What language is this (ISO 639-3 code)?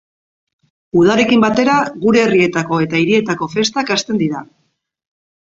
eus